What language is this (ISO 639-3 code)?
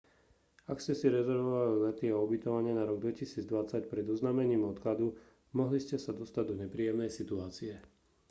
slk